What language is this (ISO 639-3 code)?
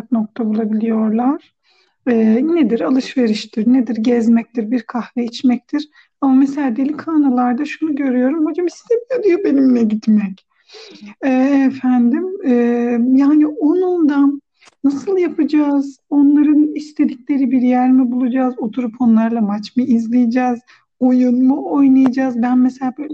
tur